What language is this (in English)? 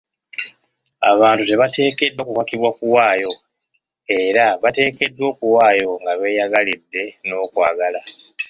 Ganda